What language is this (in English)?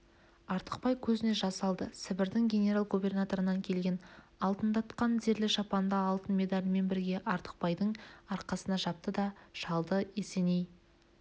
Kazakh